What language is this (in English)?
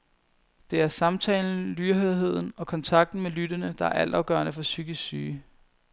Danish